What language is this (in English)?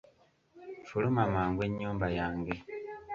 Ganda